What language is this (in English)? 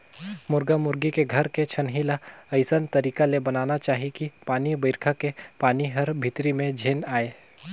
Chhattisgarhi